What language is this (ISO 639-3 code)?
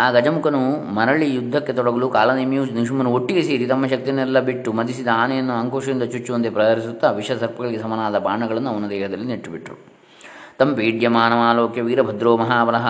kan